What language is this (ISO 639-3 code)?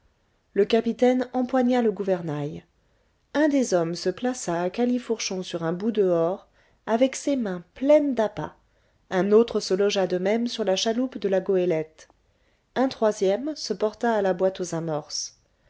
fra